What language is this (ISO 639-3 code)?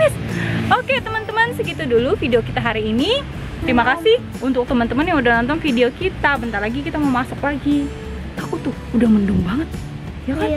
ind